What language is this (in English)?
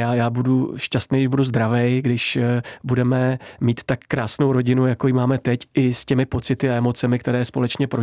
Czech